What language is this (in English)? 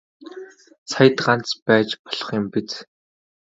Mongolian